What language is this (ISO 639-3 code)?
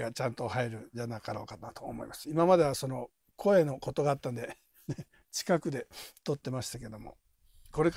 jpn